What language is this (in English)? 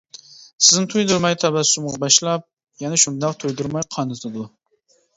Uyghur